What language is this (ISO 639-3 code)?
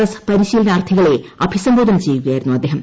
mal